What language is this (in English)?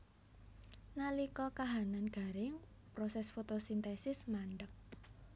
Javanese